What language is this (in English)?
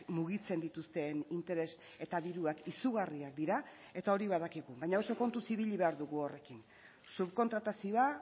Basque